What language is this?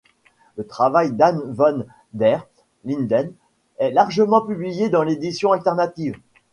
French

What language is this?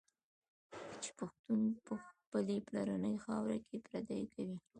Pashto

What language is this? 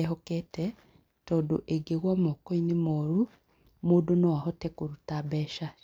Kikuyu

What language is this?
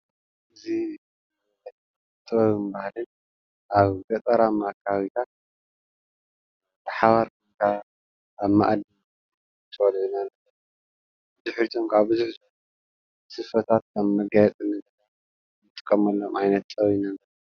Tigrinya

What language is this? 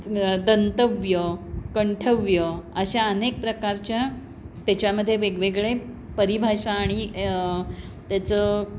Marathi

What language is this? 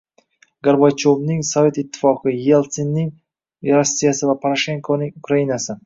Uzbek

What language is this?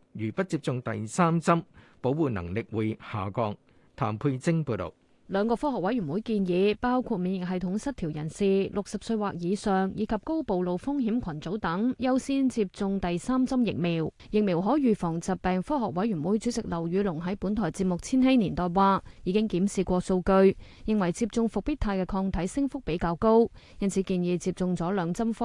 Chinese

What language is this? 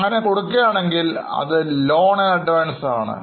Malayalam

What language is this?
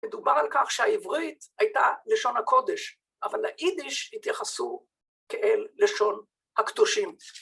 Hebrew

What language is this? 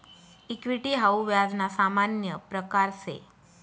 Marathi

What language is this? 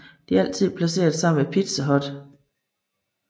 Danish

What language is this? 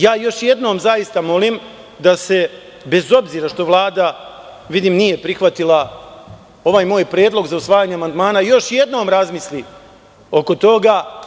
Serbian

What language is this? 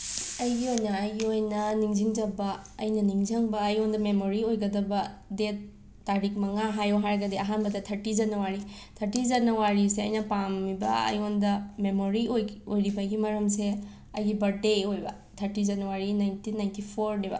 Manipuri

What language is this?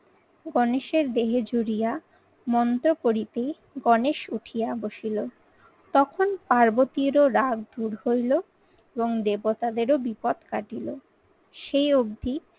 Bangla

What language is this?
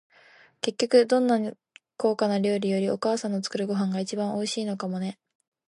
Japanese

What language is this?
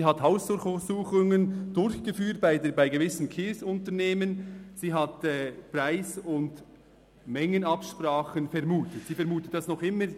Swiss German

